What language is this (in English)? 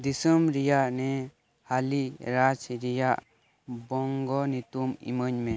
Santali